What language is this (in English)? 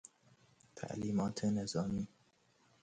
Persian